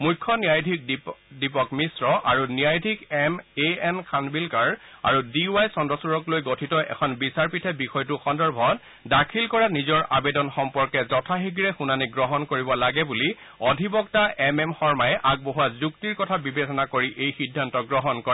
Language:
Assamese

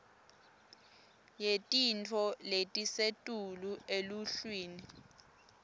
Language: Swati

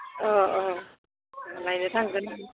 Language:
Bodo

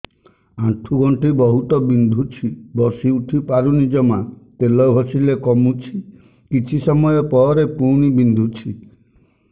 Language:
Odia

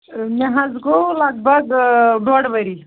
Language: Kashmiri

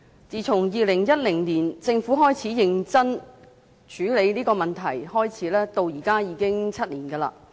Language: Cantonese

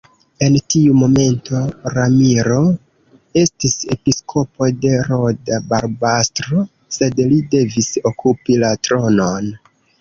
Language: Esperanto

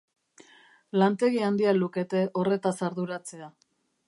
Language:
Basque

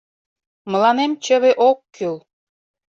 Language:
Mari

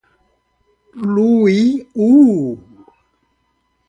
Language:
Portuguese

